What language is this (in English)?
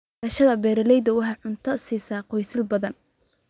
Somali